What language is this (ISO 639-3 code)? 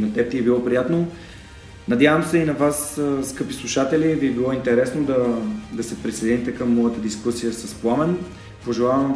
bul